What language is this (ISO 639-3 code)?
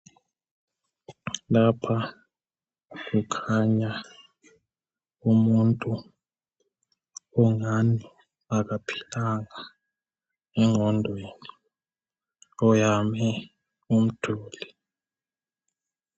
nde